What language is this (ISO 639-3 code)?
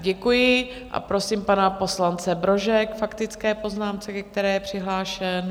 ces